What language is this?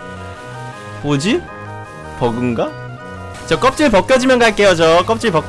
Korean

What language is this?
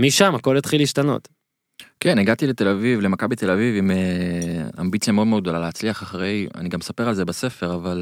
Hebrew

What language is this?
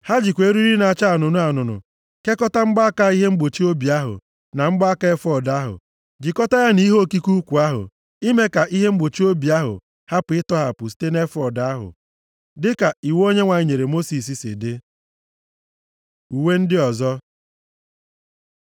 Igbo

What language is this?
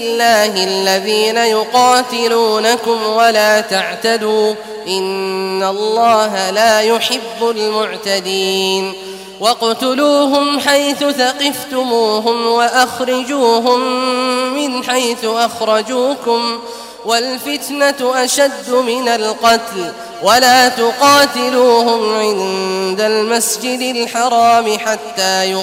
Arabic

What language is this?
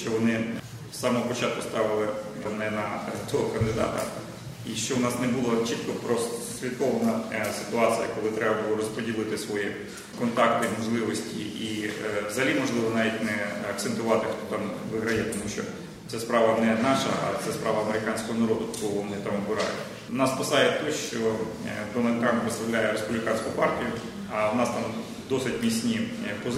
Ukrainian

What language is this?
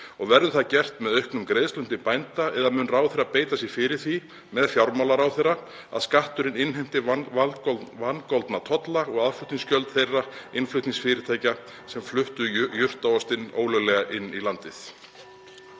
Icelandic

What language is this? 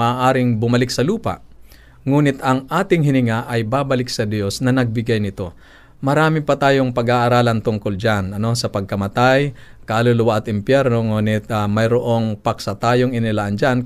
Filipino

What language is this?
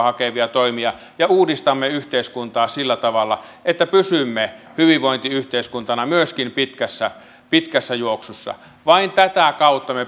Finnish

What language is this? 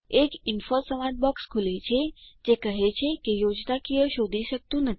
Gujarati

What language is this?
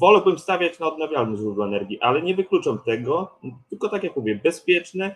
Polish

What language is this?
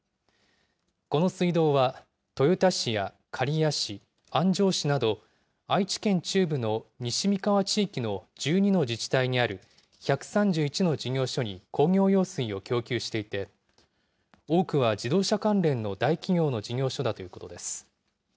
Japanese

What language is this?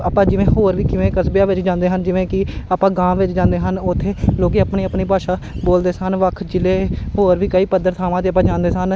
Punjabi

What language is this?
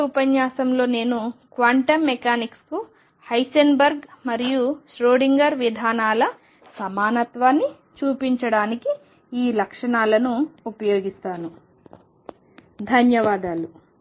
Telugu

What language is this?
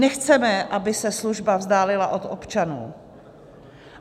Czech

